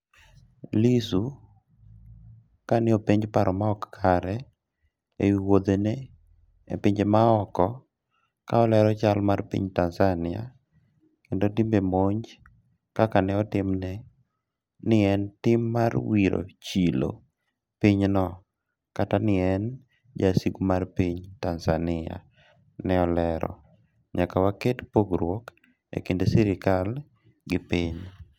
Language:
Luo (Kenya and Tanzania)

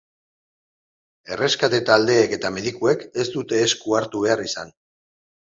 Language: Basque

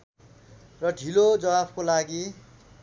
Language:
Nepali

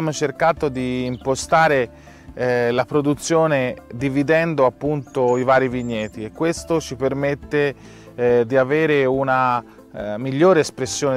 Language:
Italian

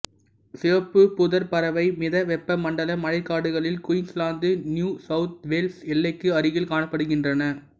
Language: Tamil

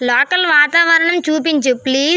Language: Telugu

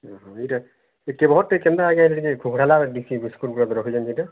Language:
Odia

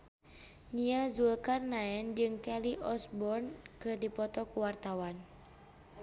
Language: Sundanese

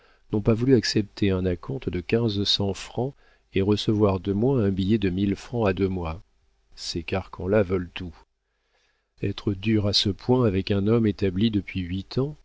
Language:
French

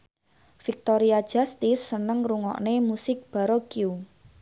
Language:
Javanese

